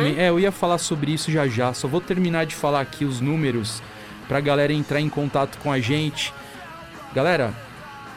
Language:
Portuguese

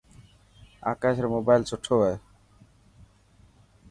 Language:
Dhatki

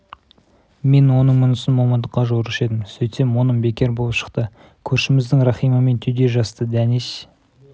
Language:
Kazakh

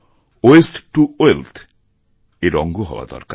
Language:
Bangla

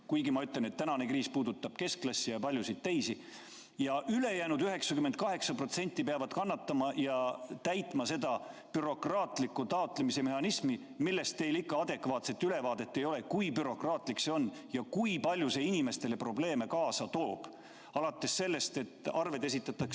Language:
Estonian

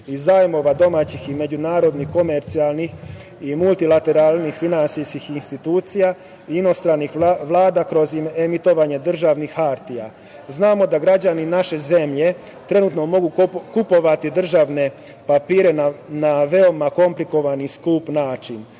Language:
Serbian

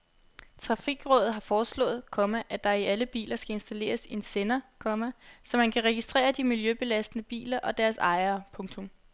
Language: Danish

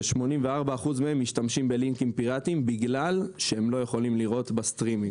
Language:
Hebrew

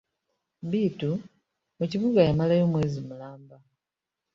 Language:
Ganda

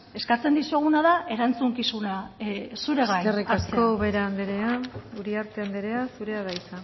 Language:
Basque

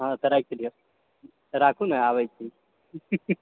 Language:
Maithili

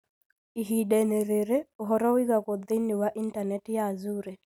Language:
Kikuyu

